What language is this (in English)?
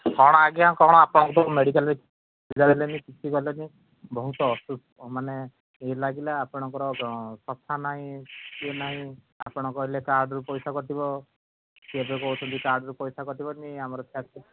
Odia